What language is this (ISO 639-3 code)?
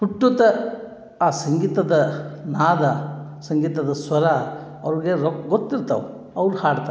kan